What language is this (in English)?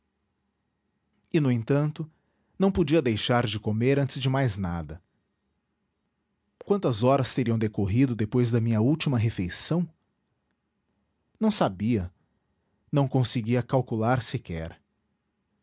Portuguese